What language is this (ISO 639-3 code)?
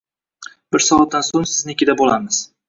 uzb